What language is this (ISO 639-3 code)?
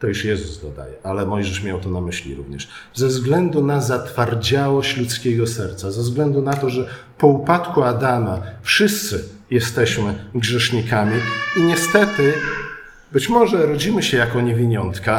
pol